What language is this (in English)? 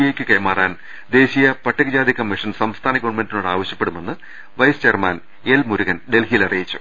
Malayalam